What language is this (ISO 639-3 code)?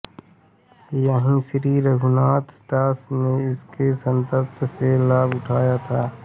hin